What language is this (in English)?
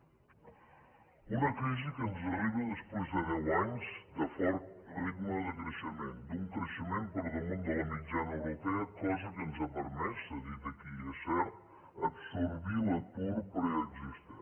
Catalan